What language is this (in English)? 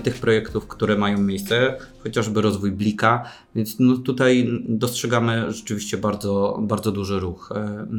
Polish